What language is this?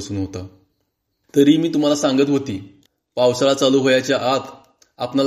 Marathi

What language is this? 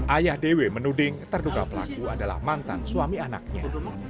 Indonesian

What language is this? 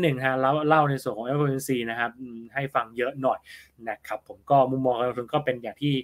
Thai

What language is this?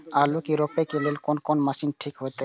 Maithili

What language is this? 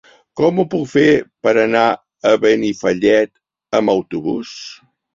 Catalan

